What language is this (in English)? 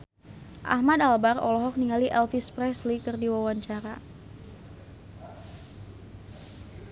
Sundanese